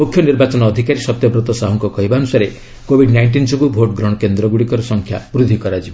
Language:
Odia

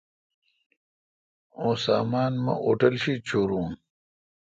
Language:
Kalkoti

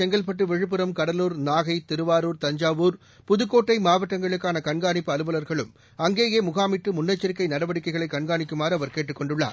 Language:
Tamil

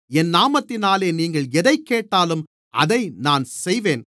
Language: Tamil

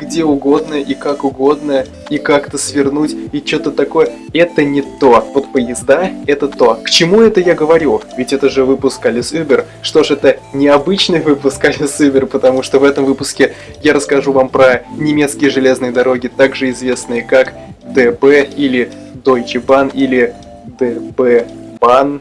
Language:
Russian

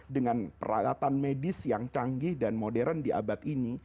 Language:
Indonesian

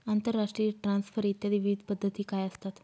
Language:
Marathi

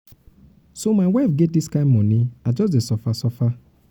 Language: Nigerian Pidgin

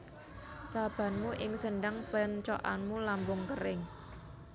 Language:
Javanese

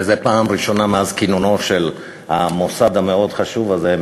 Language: Hebrew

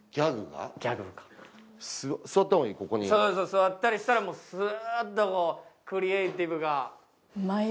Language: Japanese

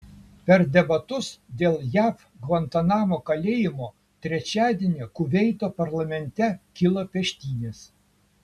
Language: Lithuanian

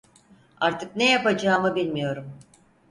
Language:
Turkish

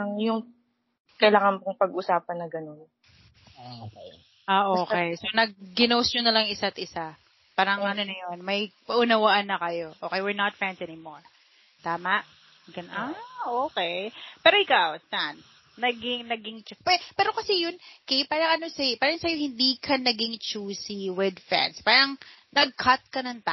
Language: Filipino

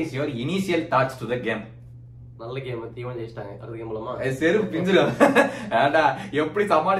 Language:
Tamil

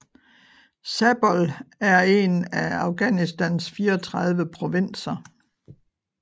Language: Danish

